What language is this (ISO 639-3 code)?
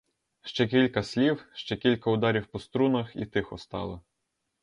ukr